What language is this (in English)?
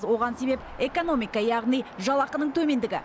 Kazakh